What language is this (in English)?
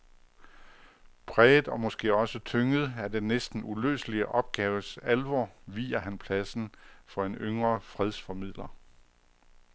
Danish